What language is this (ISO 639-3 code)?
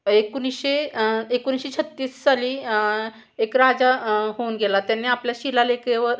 mar